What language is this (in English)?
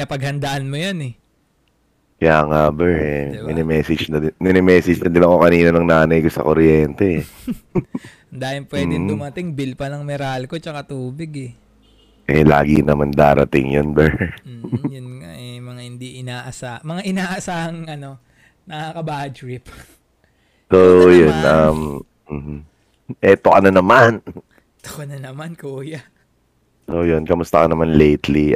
Filipino